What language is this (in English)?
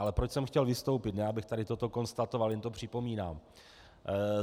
Czech